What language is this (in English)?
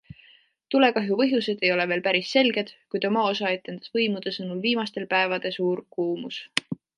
Estonian